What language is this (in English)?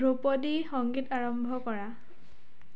Assamese